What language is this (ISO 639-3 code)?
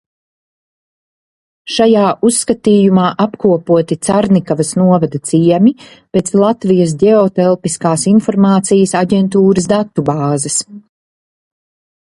lav